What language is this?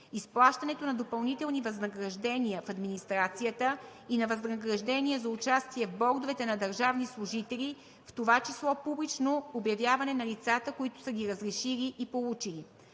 Bulgarian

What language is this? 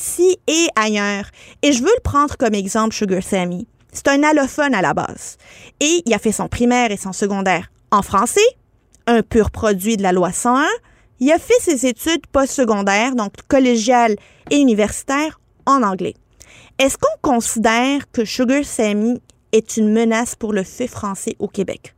French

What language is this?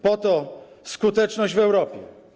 Polish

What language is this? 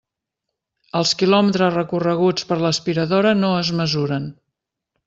Catalan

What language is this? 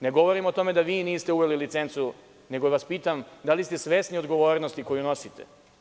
Serbian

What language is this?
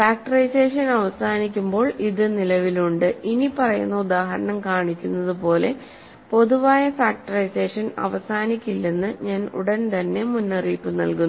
Malayalam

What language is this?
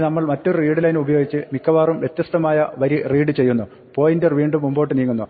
Malayalam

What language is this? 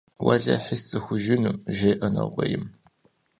Kabardian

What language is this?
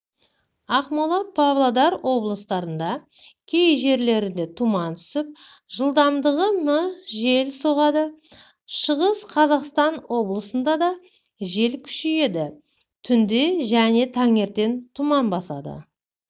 Kazakh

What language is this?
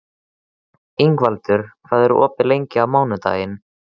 Icelandic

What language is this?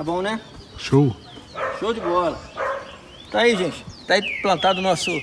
Portuguese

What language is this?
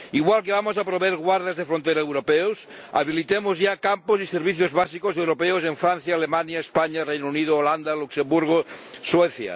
Spanish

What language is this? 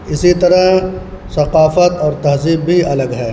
Urdu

